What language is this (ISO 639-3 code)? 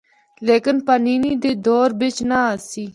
hno